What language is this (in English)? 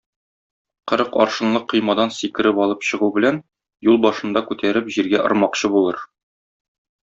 Tatar